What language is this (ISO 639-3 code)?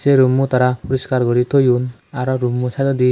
ccp